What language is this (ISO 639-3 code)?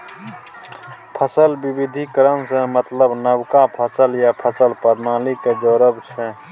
mai